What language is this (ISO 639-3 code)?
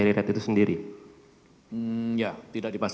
ind